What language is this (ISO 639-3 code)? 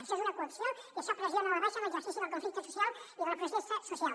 cat